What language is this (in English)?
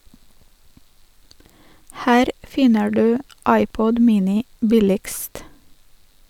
Norwegian